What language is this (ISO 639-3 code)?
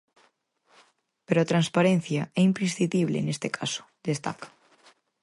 glg